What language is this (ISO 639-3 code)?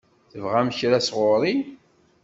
kab